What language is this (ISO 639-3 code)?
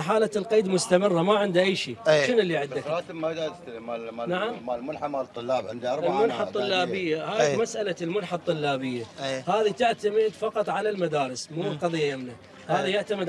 ara